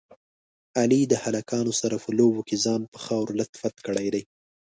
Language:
Pashto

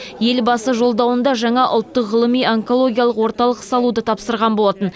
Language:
Kazakh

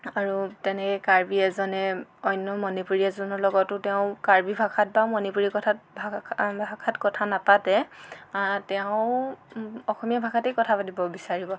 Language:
Assamese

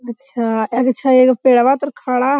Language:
Magahi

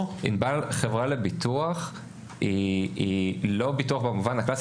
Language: Hebrew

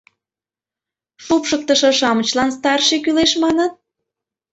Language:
Mari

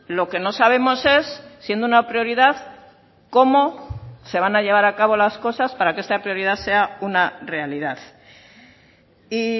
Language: Spanish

